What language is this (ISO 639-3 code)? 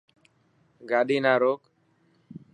mki